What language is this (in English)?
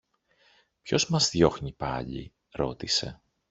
Greek